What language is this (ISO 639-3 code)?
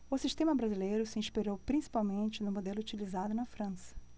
por